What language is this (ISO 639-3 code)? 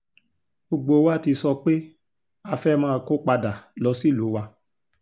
yor